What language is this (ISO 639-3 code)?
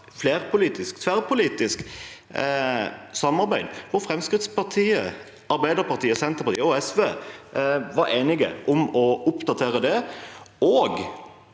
nor